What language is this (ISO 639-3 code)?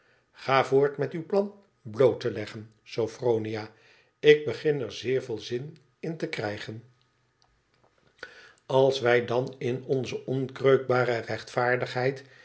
nld